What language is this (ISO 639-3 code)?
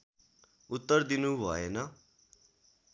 nep